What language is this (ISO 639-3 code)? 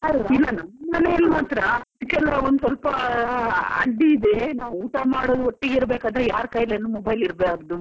kan